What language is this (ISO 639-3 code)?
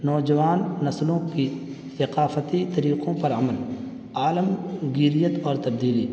urd